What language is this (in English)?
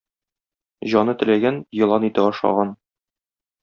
Tatar